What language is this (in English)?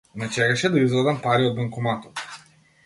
Macedonian